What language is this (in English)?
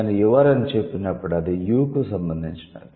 Telugu